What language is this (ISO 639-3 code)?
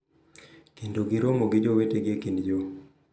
luo